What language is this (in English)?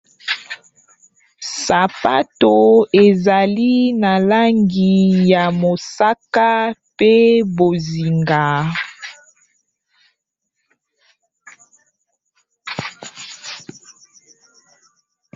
Lingala